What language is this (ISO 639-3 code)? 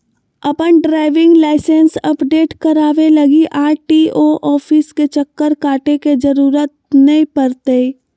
mag